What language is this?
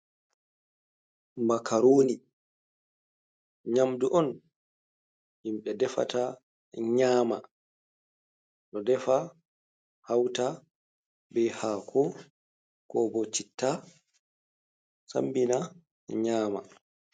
Fula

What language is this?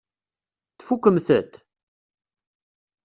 Kabyle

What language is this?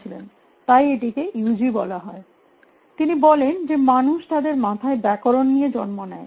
Bangla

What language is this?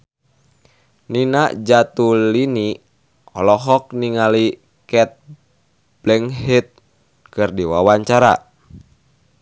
Sundanese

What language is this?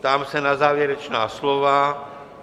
Czech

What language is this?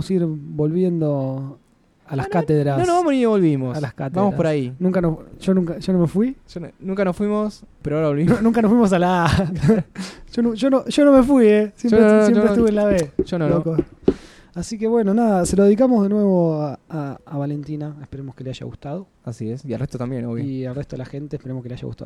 Spanish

